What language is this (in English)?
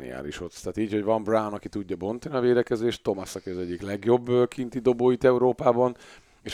Hungarian